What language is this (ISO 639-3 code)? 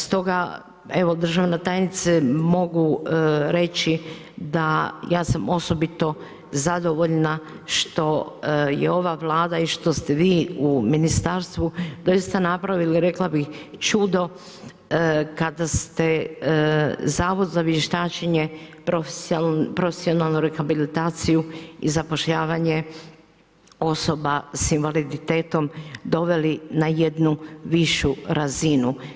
hrv